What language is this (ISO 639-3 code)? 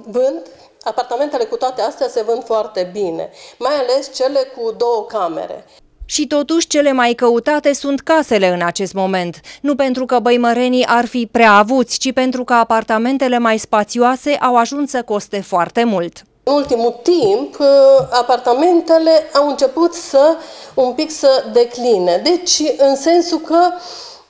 ron